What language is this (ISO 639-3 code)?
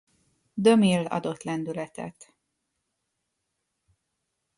hun